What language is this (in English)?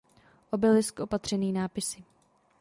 Czech